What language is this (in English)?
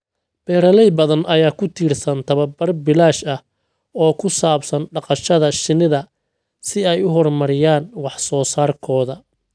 Somali